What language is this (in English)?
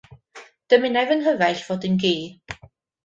Welsh